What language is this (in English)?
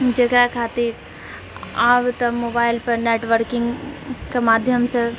Maithili